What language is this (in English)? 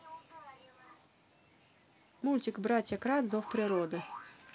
Russian